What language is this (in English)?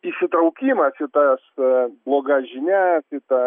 Lithuanian